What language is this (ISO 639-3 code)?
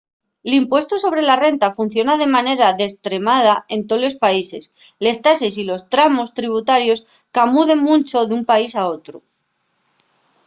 ast